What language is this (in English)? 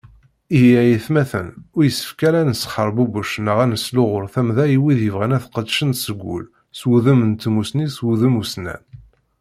Kabyle